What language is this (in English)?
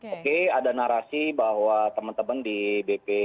Indonesian